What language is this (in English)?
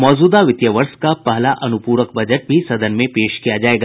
Hindi